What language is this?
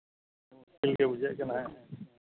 Santali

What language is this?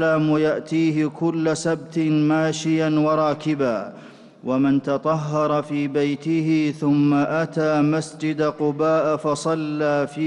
Arabic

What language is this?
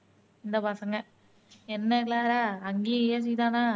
Tamil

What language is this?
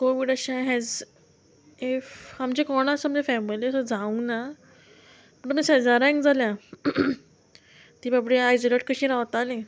Konkani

